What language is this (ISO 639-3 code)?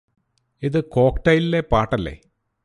mal